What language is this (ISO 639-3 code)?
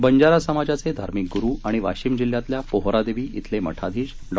mar